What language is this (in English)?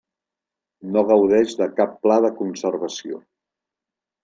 Catalan